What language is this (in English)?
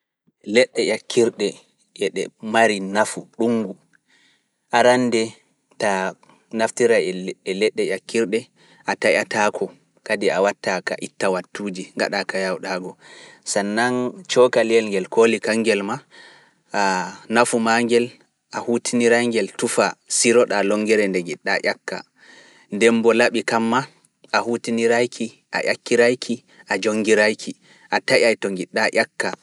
Fula